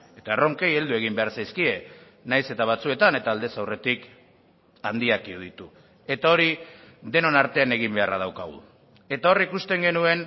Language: Basque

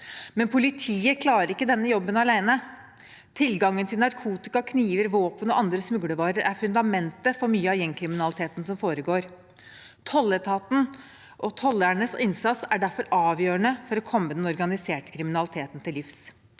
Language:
Norwegian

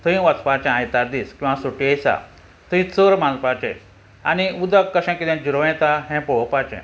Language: Konkani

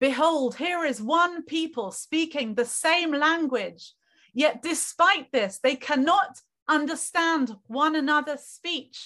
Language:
Hebrew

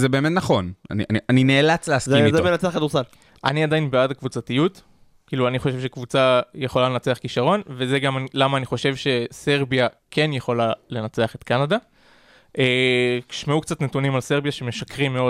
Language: Hebrew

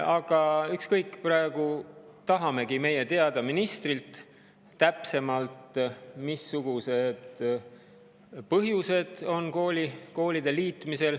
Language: Estonian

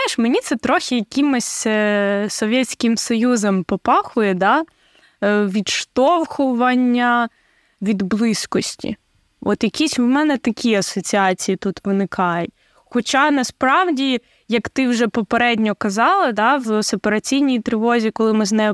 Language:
Ukrainian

